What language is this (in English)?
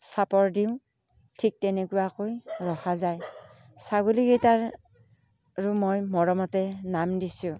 Assamese